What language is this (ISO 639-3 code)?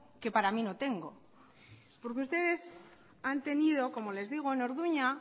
spa